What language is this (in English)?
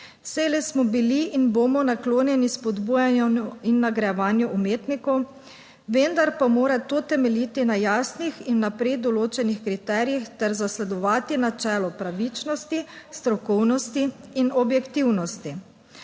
Slovenian